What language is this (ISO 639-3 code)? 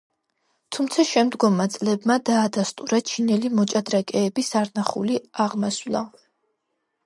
kat